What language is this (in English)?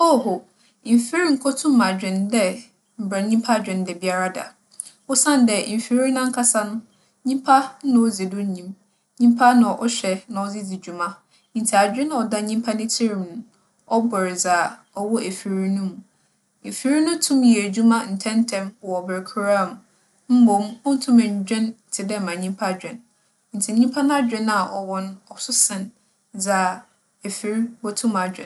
Akan